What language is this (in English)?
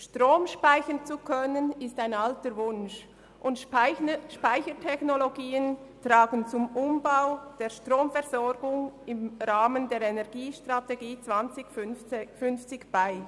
Swiss German